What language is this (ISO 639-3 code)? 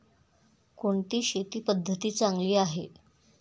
mar